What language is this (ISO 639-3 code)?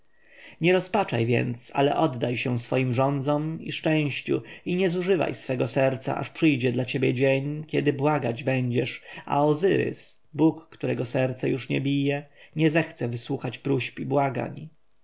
pol